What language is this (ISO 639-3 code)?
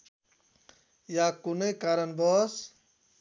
nep